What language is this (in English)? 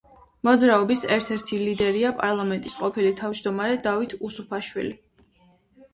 Georgian